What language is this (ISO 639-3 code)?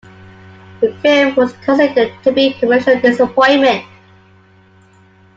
eng